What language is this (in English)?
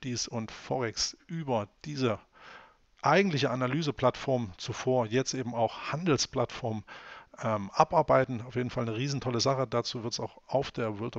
German